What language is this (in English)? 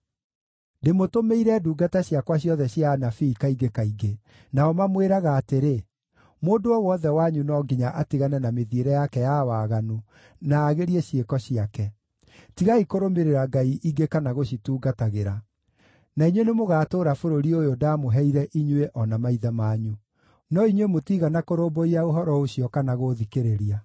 Kikuyu